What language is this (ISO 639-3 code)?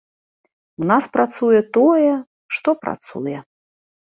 bel